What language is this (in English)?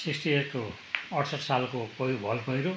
Nepali